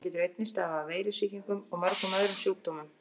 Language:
Icelandic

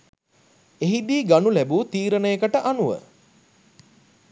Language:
Sinhala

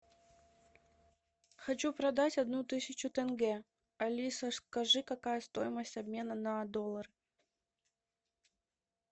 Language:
Russian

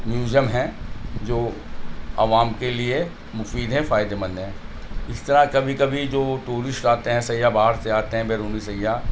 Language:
Urdu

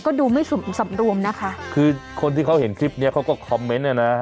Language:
Thai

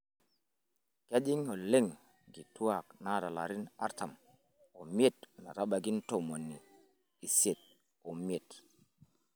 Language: Masai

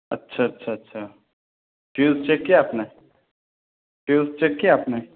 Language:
Urdu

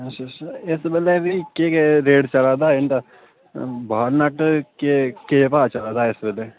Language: Dogri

